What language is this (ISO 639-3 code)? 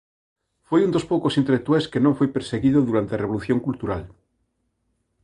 glg